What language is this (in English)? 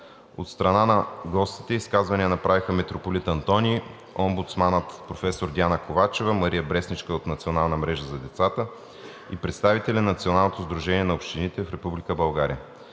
Bulgarian